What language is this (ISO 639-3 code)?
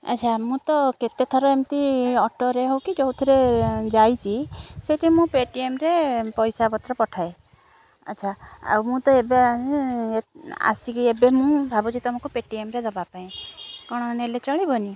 ori